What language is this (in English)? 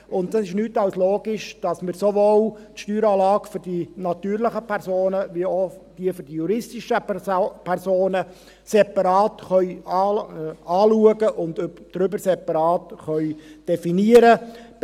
Swiss German